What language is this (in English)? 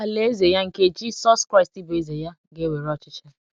Igbo